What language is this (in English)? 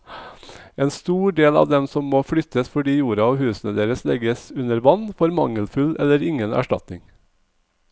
Norwegian